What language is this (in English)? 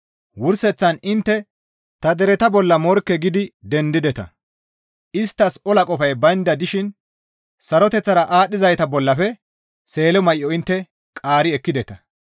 Gamo